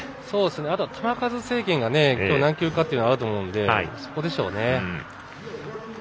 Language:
Japanese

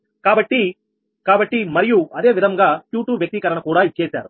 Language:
Telugu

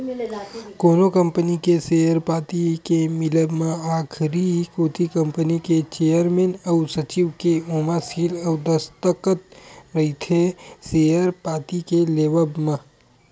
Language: Chhattisgarhi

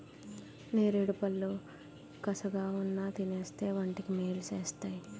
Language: Telugu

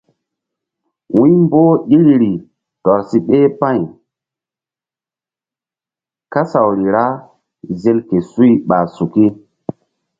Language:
Mbum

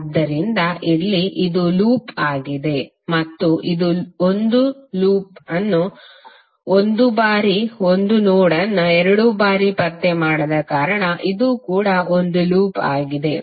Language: Kannada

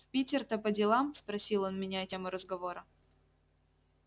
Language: Russian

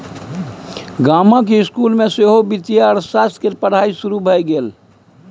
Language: Maithili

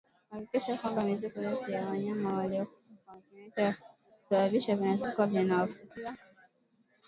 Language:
Swahili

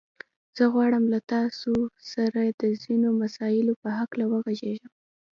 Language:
Pashto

